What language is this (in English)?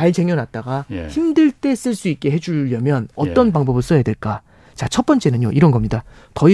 Korean